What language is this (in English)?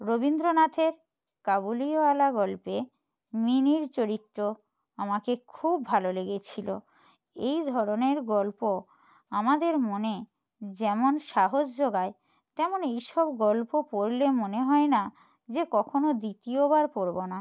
Bangla